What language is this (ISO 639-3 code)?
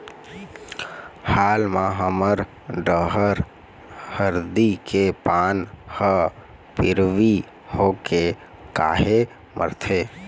hne